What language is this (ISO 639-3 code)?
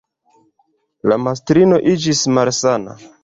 epo